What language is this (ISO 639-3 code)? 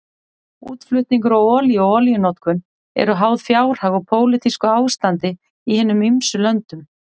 isl